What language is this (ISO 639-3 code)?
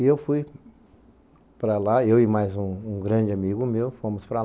por